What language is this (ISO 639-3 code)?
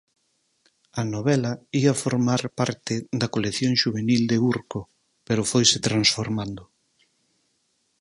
glg